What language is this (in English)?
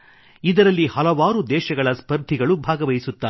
Kannada